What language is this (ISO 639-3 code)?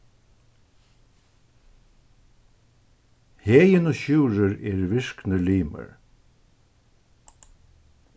fao